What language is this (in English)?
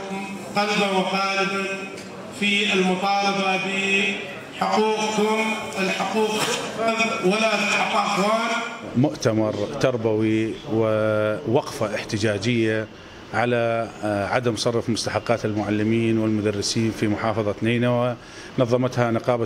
Arabic